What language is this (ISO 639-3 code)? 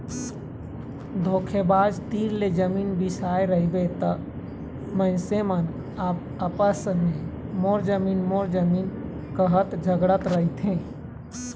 hne